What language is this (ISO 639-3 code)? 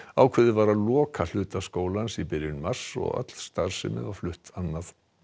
isl